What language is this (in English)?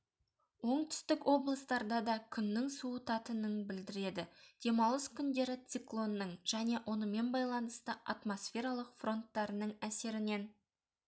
Kazakh